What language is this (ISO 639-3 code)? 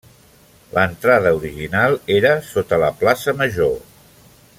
cat